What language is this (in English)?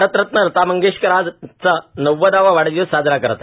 Marathi